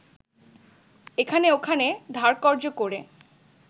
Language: Bangla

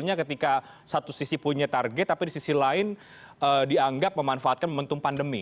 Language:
Indonesian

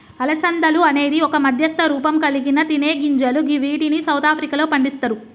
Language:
Telugu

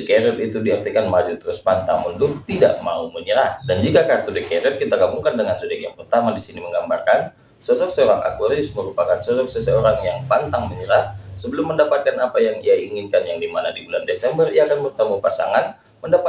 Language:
Indonesian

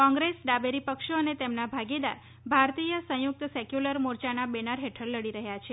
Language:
Gujarati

